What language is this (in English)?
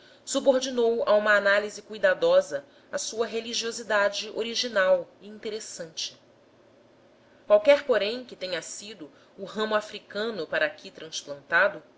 Portuguese